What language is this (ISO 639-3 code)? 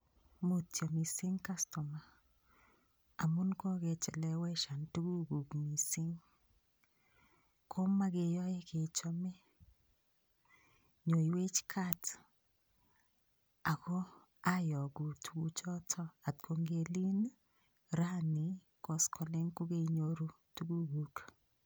kln